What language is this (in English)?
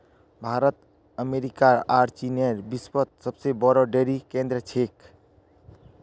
Magahi